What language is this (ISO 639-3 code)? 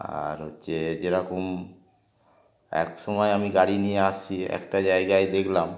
ben